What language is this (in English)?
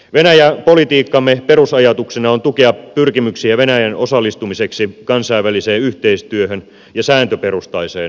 Finnish